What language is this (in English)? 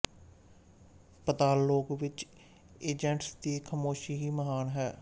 Punjabi